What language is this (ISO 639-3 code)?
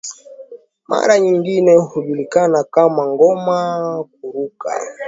swa